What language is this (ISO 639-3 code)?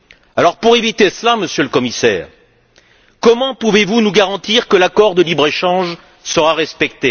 fra